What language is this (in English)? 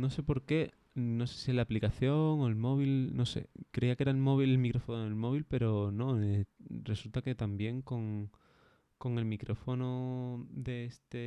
Spanish